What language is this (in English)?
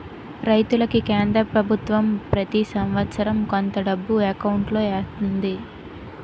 Telugu